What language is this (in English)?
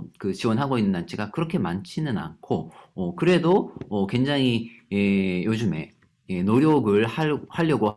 Korean